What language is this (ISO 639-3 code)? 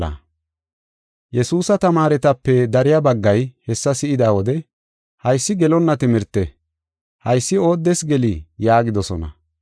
gof